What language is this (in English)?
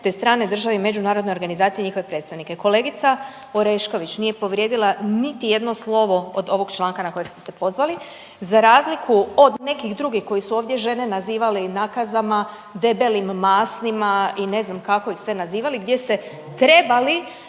Croatian